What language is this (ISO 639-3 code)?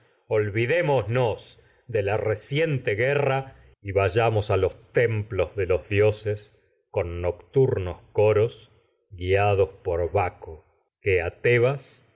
spa